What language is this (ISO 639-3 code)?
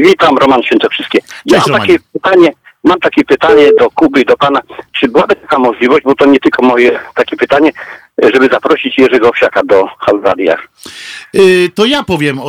pol